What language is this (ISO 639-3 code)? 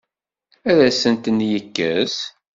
kab